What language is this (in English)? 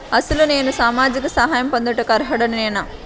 Telugu